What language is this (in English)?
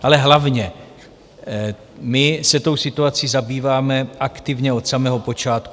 Czech